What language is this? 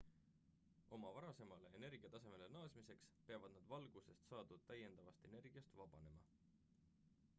Estonian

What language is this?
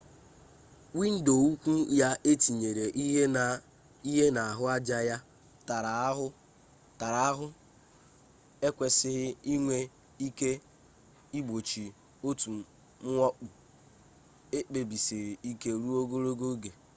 Igbo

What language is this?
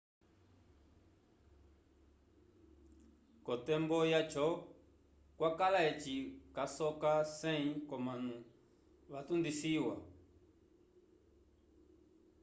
Umbundu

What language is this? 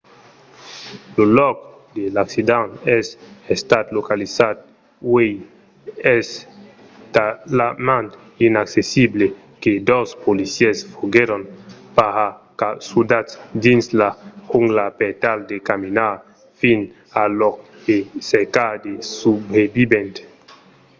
Occitan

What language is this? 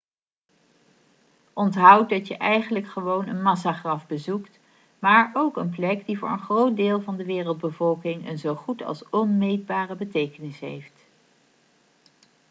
Dutch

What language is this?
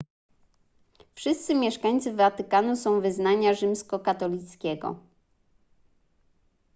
Polish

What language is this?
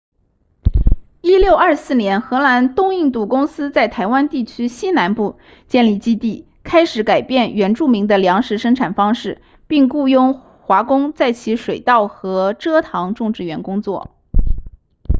Chinese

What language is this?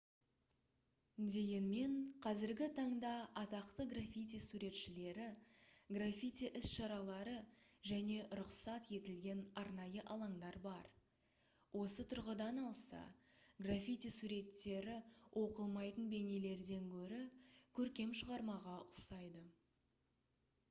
Kazakh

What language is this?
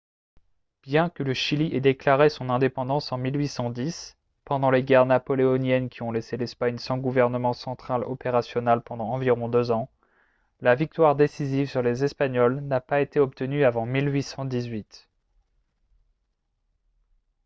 French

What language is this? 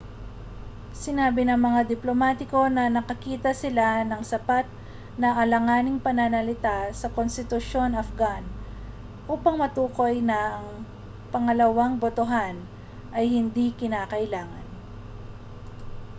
Filipino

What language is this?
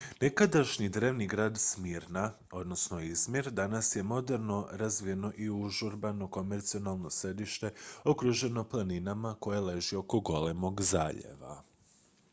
Croatian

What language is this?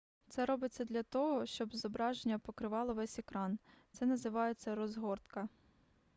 Ukrainian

